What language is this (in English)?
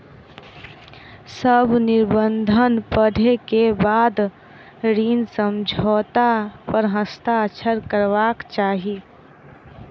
Maithili